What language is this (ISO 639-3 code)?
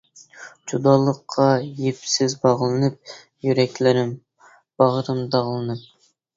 uig